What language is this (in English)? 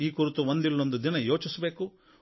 Kannada